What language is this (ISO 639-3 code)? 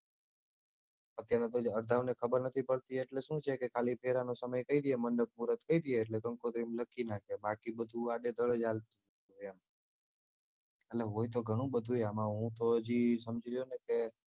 guj